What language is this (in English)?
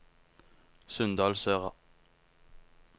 Norwegian